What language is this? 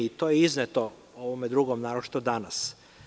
Serbian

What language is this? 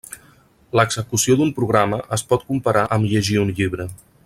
Catalan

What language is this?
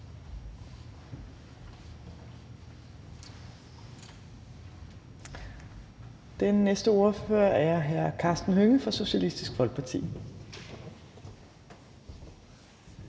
Danish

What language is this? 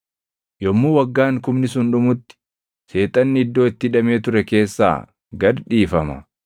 Oromo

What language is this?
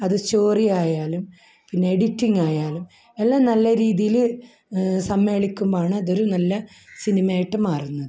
Malayalam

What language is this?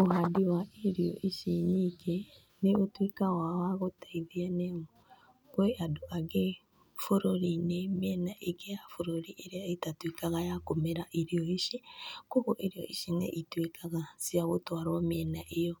Kikuyu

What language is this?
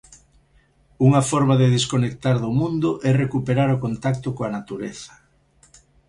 Galician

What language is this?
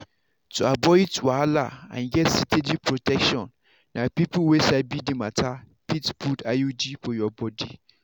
Nigerian Pidgin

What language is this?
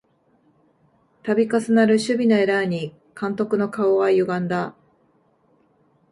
Japanese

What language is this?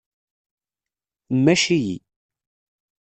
Kabyle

